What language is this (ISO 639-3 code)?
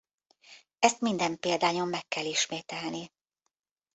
hun